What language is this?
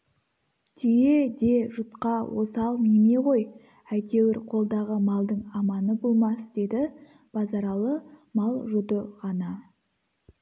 Kazakh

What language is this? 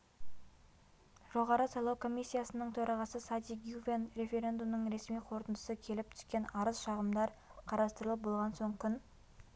Kazakh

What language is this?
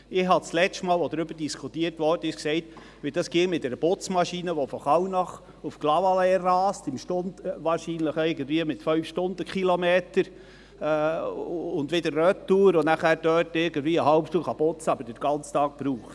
Swiss German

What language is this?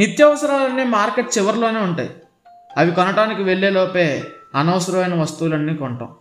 Telugu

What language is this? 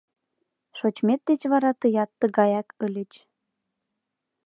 Mari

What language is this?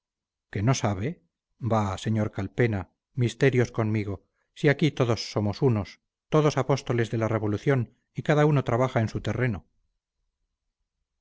Spanish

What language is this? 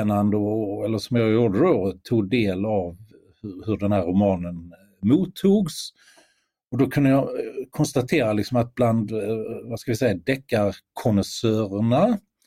Swedish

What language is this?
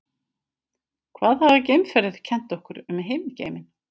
Icelandic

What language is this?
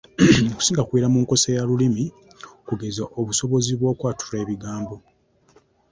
Ganda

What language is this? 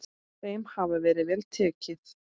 Icelandic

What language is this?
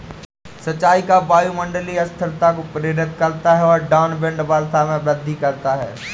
Hindi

